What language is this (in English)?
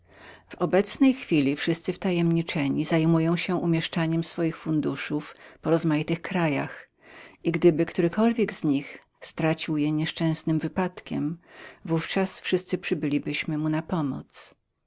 Polish